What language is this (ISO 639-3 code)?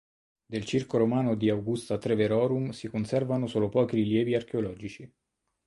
ita